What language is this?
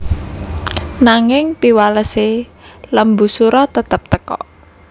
Javanese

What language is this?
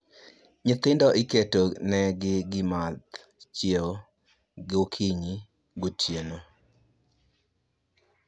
Luo (Kenya and Tanzania)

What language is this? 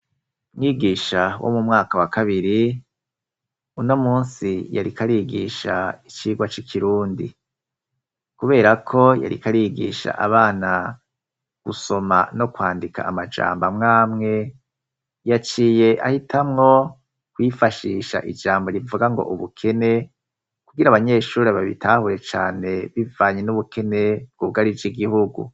Rundi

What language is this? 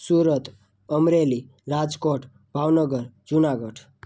Gujarati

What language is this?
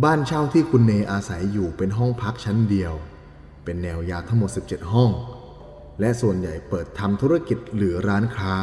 Thai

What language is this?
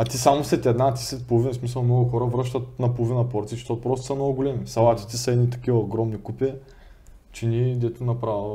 Bulgarian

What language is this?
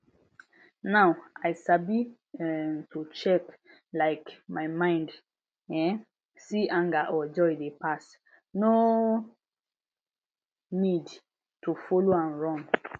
Nigerian Pidgin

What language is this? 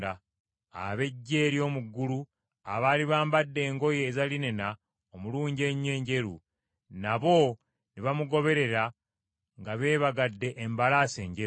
Ganda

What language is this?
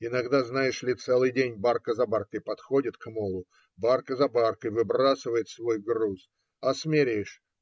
Russian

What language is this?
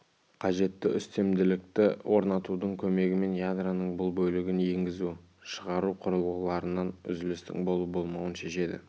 Kazakh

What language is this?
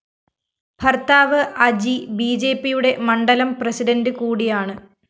Malayalam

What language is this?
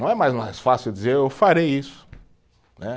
Portuguese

